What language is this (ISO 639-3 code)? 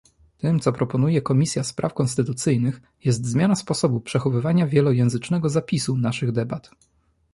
pol